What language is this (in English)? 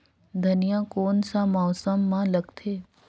Chhattisgarhi